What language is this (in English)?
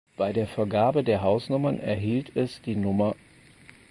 German